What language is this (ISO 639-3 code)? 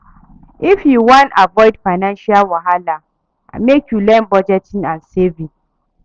pcm